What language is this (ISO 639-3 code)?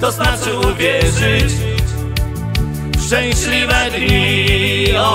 pol